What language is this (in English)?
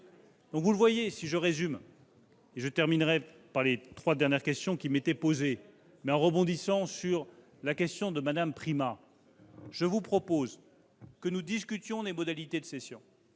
French